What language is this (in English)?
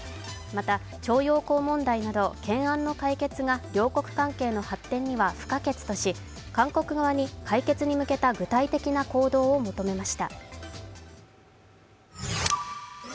Japanese